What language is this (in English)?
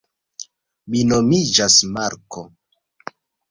Esperanto